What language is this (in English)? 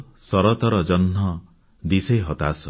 Odia